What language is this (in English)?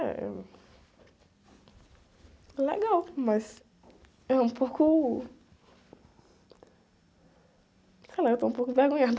Portuguese